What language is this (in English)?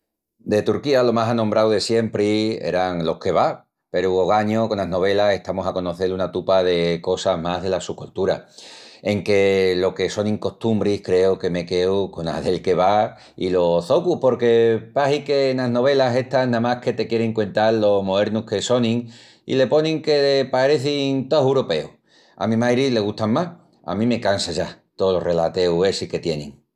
Extremaduran